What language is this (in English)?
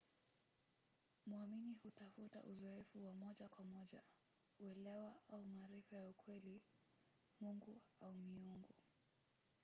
Swahili